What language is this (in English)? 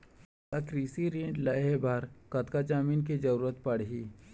Chhattisgarhi